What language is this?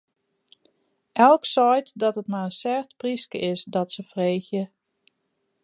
Western Frisian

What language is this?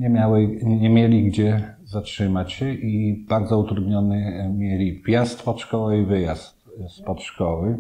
Polish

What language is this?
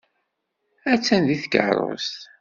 Kabyle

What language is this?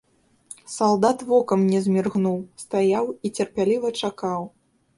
Belarusian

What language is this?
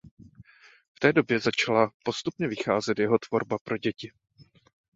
Czech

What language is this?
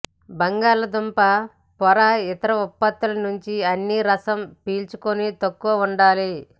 Telugu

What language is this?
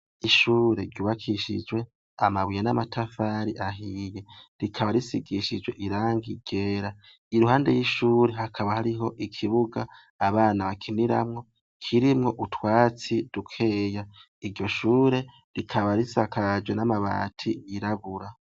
Rundi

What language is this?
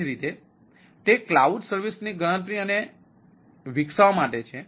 Gujarati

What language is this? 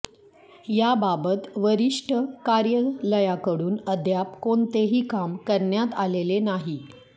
Marathi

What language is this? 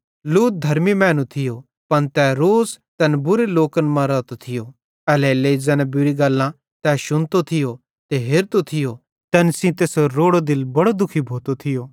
Bhadrawahi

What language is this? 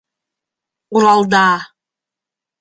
Bashkir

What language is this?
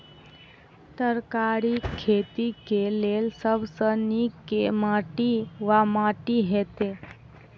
Maithili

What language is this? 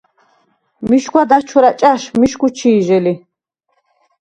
Svan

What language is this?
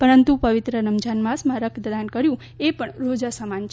Gujarati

